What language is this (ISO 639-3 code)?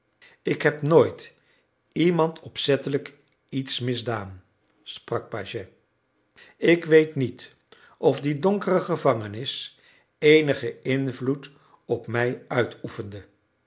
nld